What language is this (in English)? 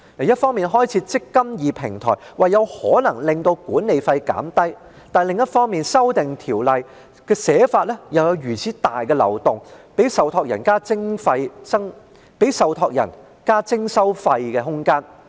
Cantonese